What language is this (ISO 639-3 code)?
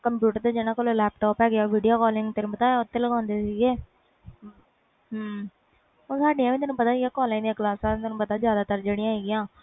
pan